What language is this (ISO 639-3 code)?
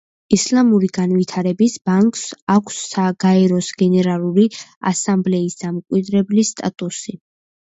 kat